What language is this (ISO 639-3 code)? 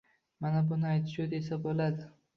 uzb